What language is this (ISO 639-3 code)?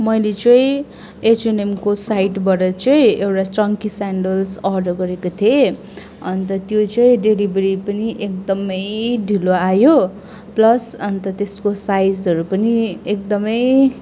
nep